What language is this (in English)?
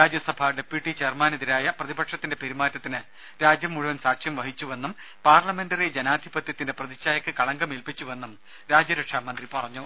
Malayalam